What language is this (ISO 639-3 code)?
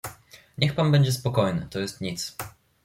pol